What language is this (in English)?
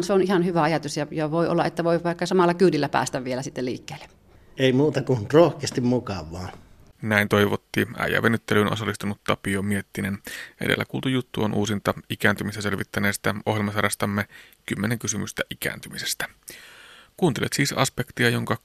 Finnish